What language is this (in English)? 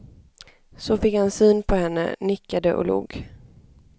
Swedish